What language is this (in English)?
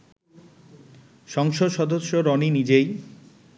Bangla